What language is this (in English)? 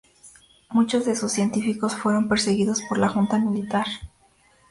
Spanish